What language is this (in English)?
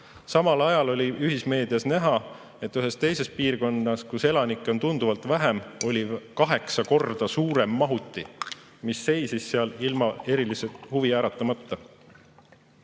Estonian